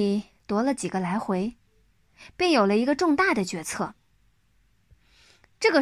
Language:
Chinese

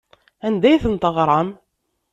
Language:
Kabyle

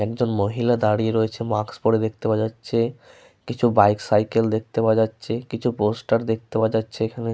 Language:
Bangla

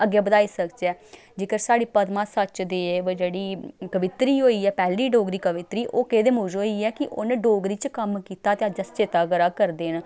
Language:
Dogri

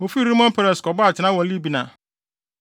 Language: Akan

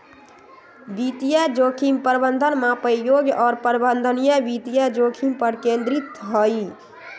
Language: Magahi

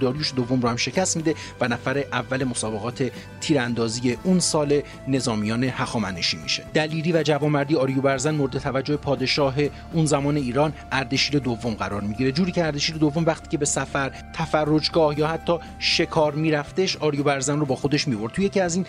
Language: Persian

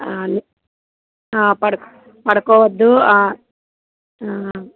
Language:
Telugu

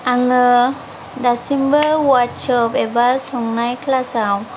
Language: Bodo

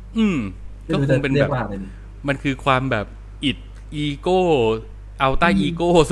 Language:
Thai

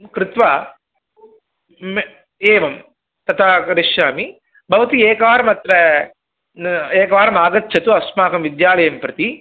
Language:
Sanskrit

